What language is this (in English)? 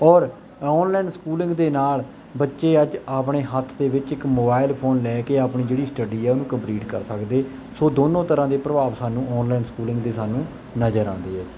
Punjabi